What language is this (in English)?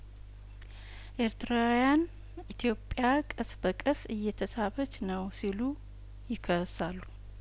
Amharic